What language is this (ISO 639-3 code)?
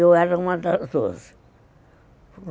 por